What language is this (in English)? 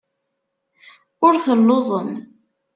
Kabyle